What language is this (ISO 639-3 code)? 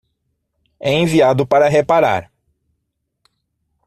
por